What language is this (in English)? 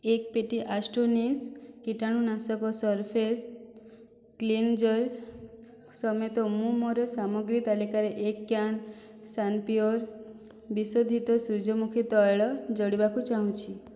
Odia